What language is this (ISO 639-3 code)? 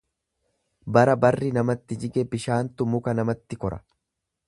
orm